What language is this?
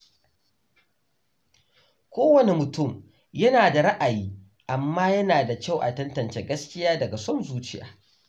Hausa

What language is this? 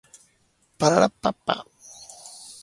Basque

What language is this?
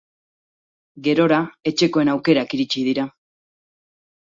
Basque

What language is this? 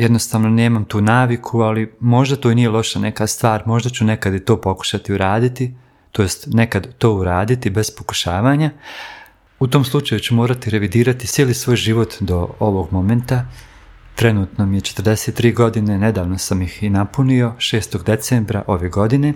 Croatian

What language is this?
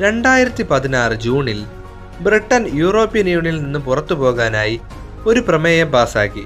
Malayalam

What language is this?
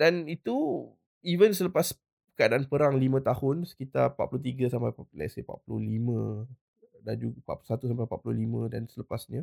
Malay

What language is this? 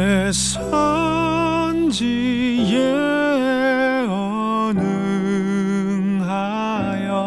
Korean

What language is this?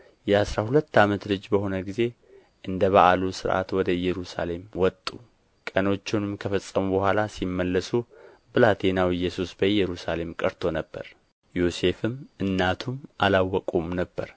Amharic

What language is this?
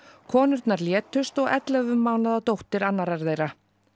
Icelandic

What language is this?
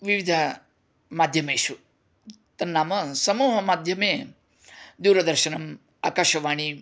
Sanskrit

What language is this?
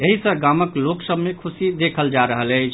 Maithili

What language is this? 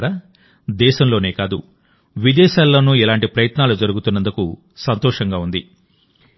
Telugu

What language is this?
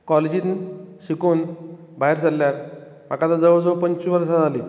Konkani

